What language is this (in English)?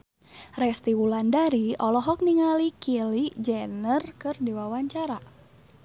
Sundanese